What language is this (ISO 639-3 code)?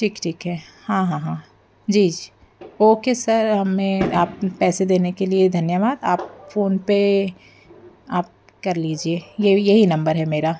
hin